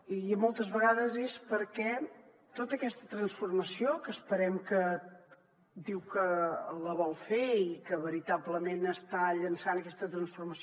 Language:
Catalan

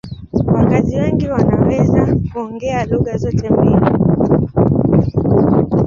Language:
Swahili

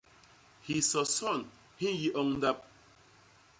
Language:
Basaa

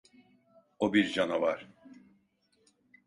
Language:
Turkish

